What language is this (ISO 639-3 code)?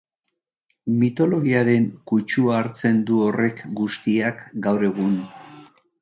eus